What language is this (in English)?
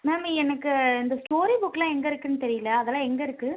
Tamil